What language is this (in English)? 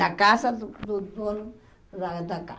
Portuguese